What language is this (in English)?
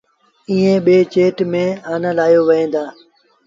Sindhi Bhil